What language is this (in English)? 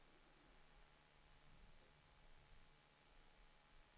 Swedish